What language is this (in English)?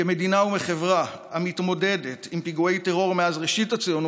Hebrew